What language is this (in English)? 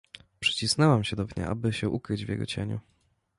Polish